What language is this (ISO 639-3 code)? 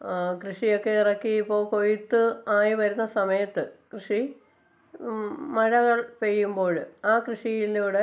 mal